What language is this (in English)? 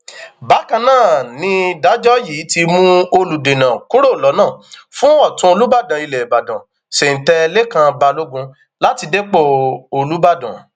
Yoruba